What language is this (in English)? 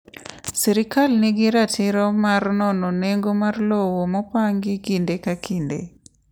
Luo (Kenya and Tanzania)